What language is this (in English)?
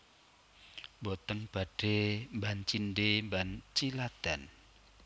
Javanese